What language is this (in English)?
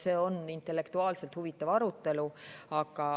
Estonian